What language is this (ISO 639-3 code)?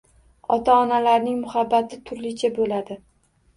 uzb